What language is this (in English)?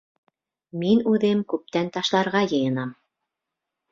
Bashkir